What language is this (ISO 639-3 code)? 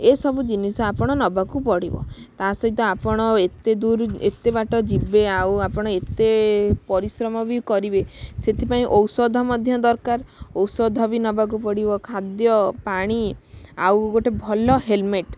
ori